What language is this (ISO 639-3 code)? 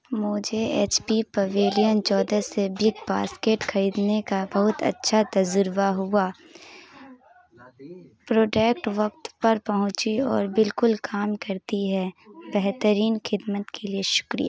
urd